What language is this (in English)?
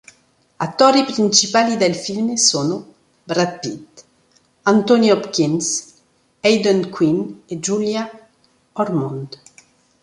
Italian